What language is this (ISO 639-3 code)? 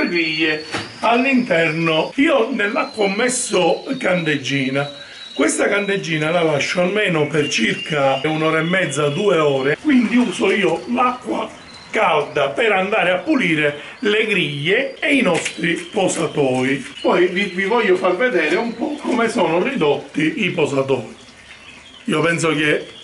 ita